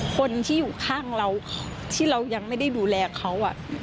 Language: Thai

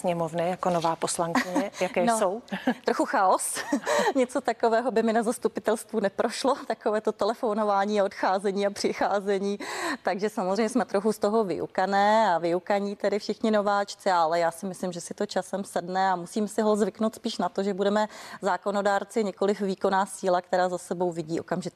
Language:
Czech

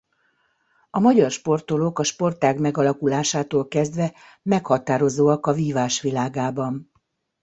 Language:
Hungarian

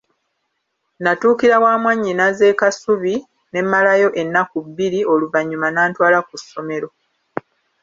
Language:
Ganda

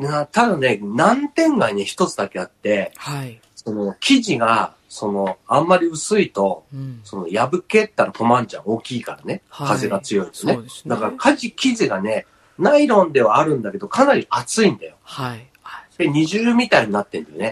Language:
Japanese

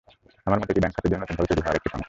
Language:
Bangla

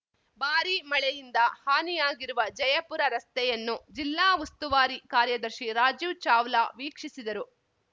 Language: Kannada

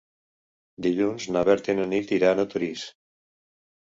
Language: Catalan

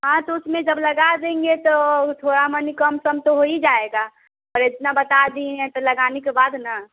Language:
Hindi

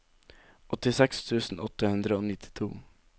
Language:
Norwegian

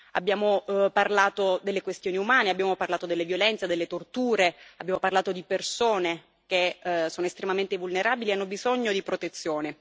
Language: Italian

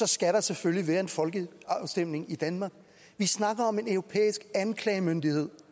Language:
Danish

